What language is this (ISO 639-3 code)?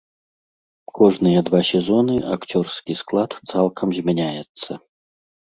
bel